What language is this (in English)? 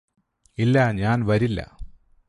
Malayalam